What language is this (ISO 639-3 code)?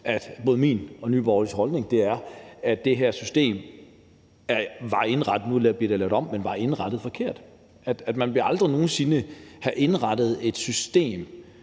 dan